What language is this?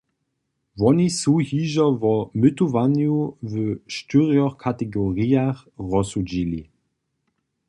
Upper Sorbian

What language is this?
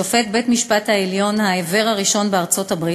Hebrew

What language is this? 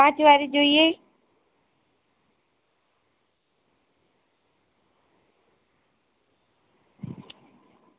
Gujarati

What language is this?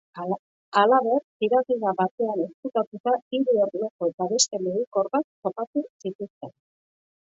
Basque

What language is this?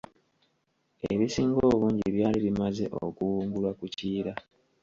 Ganda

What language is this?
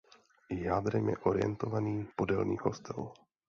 Czech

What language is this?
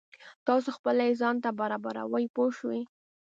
Pashto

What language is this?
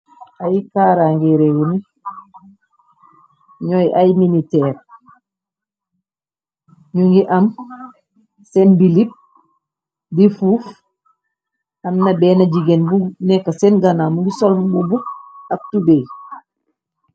Wolof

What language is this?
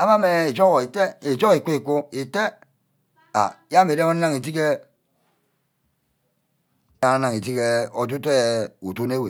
Ubaghara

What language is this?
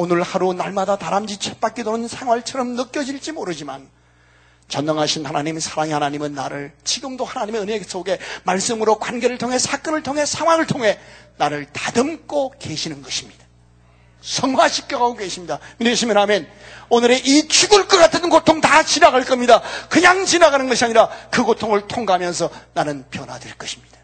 Korean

